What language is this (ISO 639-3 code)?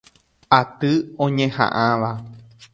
grn